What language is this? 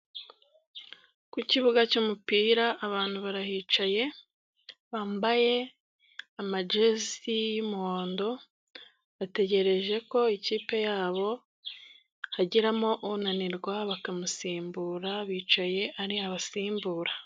Kinyarwanda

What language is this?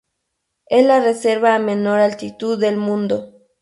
Spanish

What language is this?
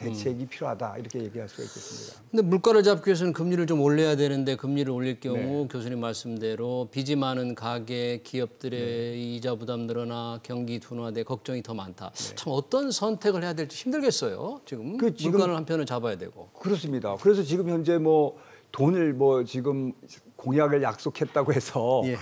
Korean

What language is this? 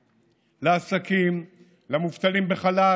Hebrew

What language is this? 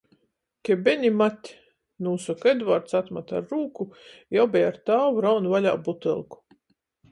Latgalian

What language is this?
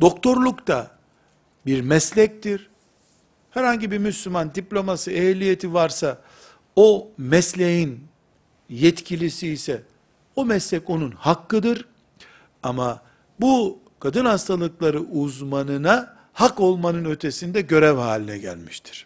Turkish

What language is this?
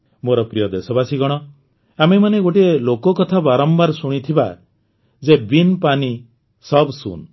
Odia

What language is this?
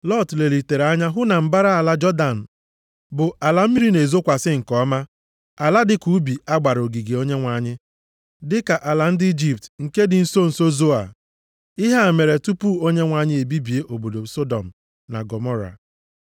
Igbo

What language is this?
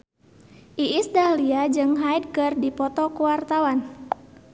Sundanese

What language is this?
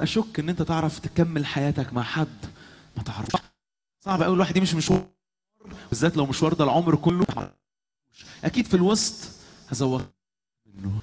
Arabic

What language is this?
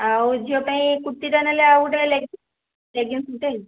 Odia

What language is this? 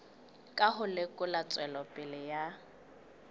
Southern Sotho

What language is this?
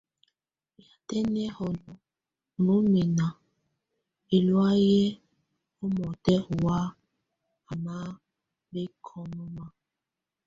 Tunen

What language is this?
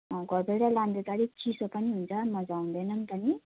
Nepali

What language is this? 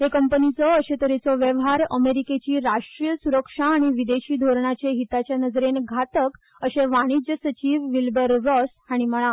Konkani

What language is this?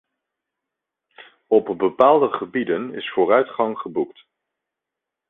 Dutch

